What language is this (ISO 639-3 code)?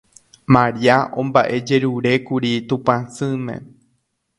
grn